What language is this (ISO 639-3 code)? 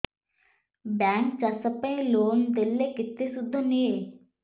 ori